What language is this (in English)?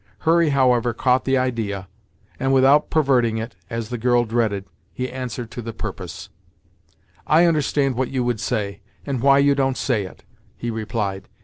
English